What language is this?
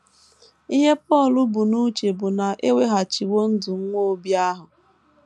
Igbo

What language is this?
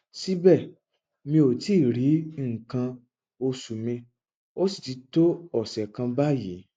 Yoruba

